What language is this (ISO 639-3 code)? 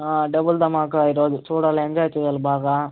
tel